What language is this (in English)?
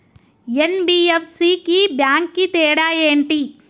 Telugu